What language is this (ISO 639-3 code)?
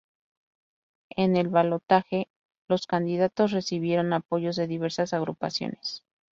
spa